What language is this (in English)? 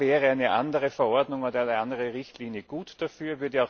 German